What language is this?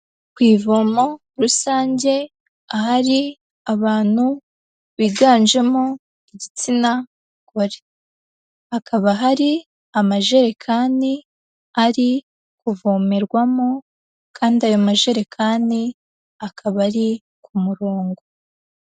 Kinyarwanda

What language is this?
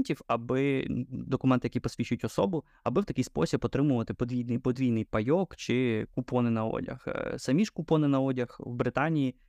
Ukrainian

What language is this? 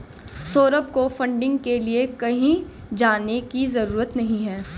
Hindi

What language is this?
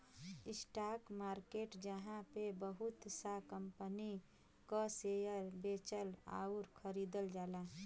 Bhojpuri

